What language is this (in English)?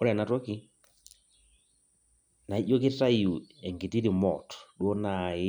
Masai